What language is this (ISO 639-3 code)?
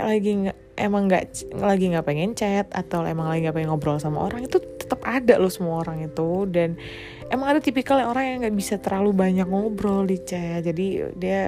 ind